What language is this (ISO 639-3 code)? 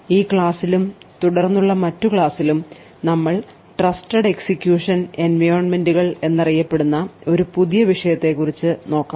mal